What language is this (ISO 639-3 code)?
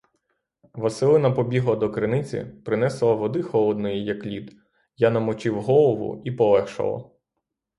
ukr